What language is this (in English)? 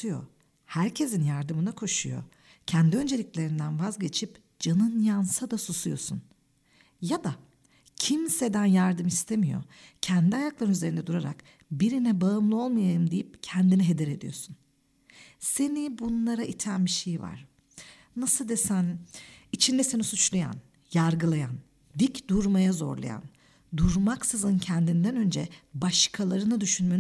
Turkish